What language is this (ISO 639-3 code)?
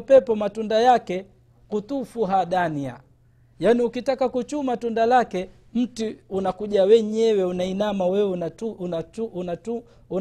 swa